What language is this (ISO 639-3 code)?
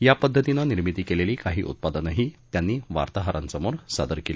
mar